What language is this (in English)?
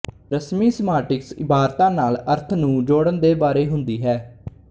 Punjabi